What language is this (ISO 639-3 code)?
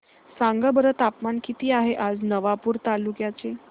mar